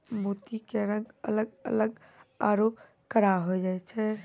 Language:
Maithili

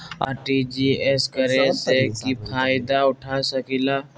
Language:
Magahi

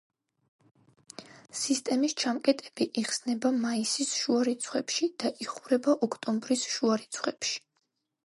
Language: Georgian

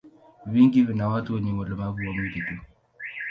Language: Swahili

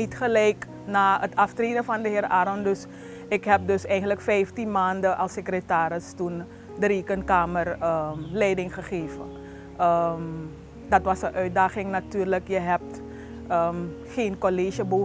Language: Dutch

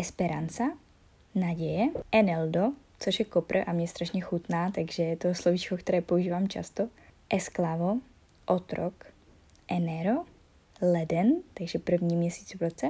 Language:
Czech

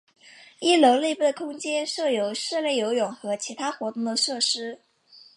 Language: Chinese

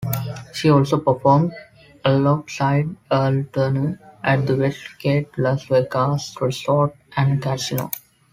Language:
English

